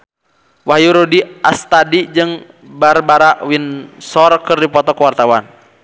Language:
Sundanese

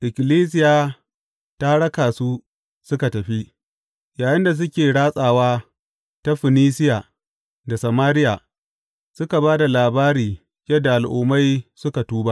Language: Hausa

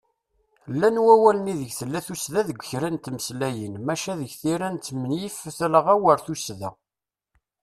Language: Kabyle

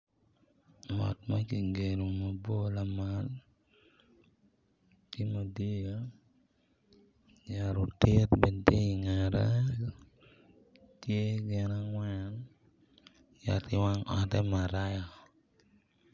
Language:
Acoli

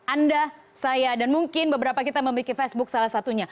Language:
Indonesian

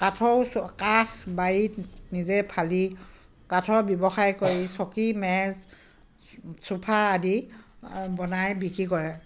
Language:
Assamese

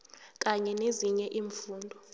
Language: South Ndebele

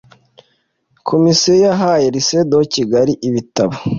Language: Kinyarwanda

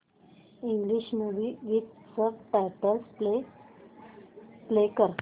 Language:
Marathi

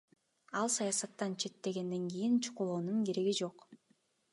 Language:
Kyrgyz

